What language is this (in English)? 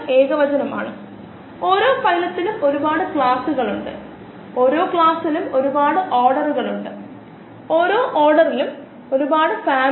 Malayalam